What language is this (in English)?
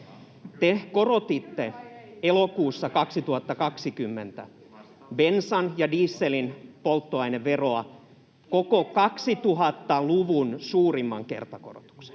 Finnish